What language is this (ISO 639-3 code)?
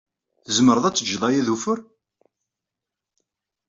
kab